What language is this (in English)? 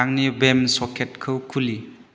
Bodo